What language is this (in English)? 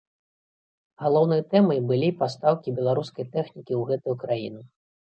Belarusian